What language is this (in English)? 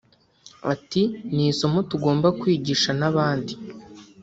Kinyarwanda